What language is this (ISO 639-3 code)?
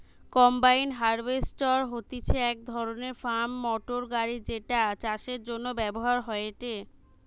ben